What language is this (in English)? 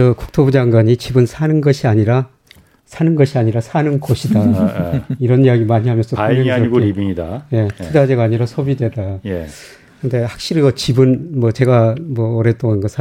Korean